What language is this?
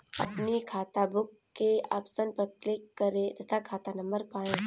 Hindi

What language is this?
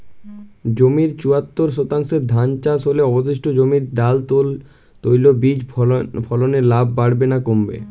Bangla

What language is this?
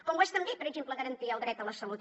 Catalan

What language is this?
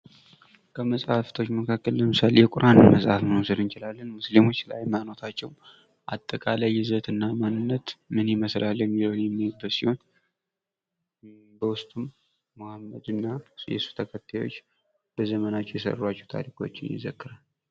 Amharic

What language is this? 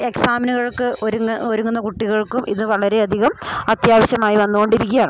Malayalam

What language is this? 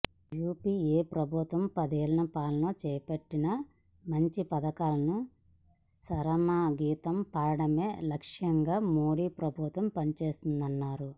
Telugu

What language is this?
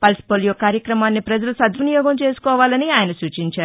Telugu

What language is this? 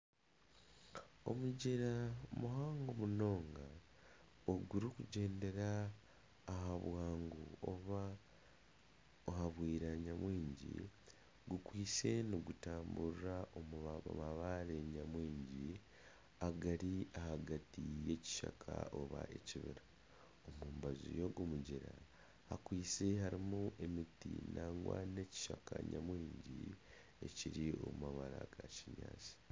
Nyankole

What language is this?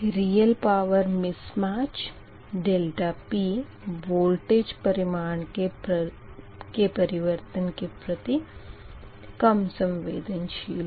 Hindi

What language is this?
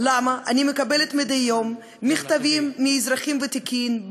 Hebrew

